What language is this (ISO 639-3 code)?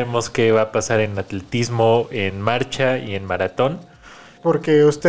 spa